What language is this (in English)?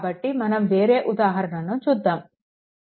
Telugu